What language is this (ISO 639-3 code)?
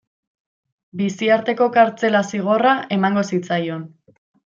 eus